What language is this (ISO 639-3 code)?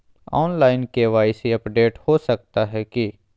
mag